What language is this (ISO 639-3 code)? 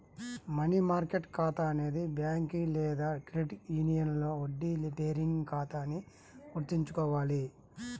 tel